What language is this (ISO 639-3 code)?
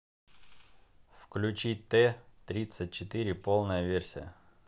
rus